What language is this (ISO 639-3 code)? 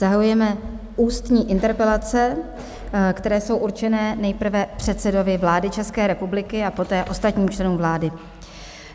ces